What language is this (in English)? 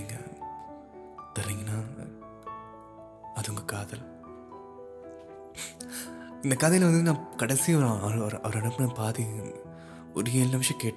Tamil